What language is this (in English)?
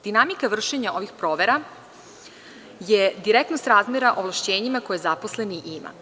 Serbian